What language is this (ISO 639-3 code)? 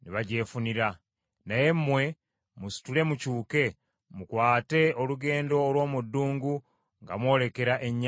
lug